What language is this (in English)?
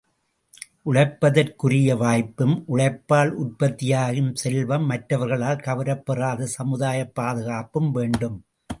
Tamil